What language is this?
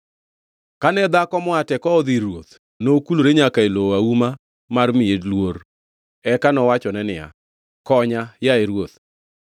Luo (Kenya and Tanzania)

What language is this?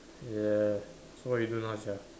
English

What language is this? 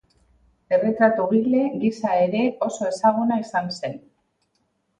Basque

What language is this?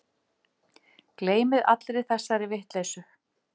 Icelandic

